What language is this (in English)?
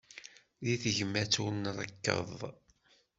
Kabyle